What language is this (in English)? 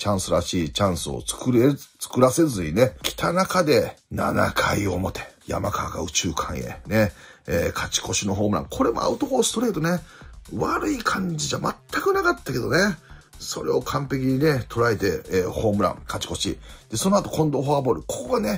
Japanese